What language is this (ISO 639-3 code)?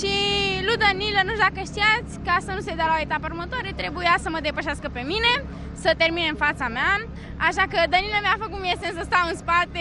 ron